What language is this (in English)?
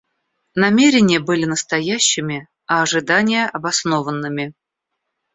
Russian